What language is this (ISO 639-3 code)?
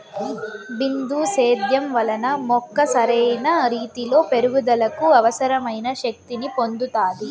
tel